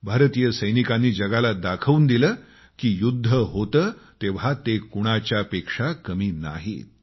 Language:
Marathi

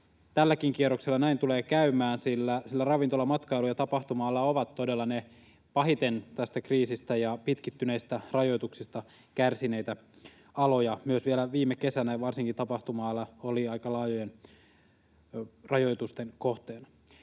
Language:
Finnish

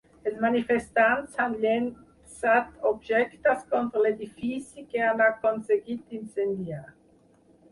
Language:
Catalan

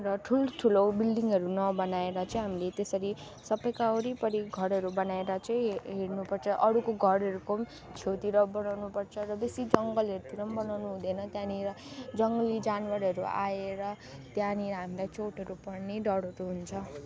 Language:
Nepali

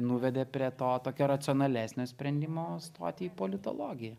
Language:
Lithuanian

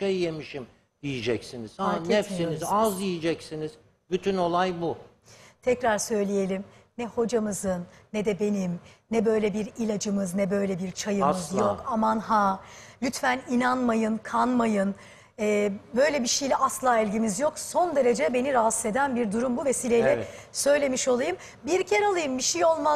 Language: Turkish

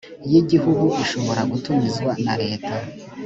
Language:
Kinyarwanda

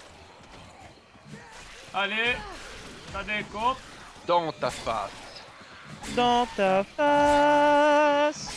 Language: French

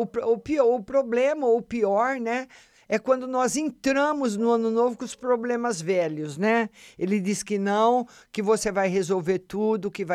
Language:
Portuguese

